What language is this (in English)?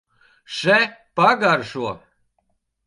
Latvian